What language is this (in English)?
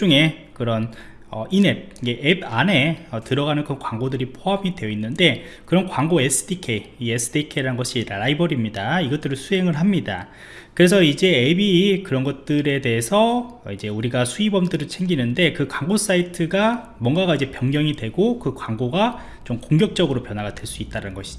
Korean